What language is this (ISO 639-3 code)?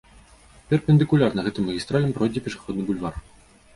bel